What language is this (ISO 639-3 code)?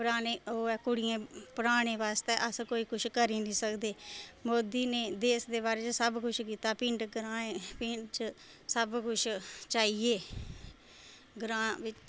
doi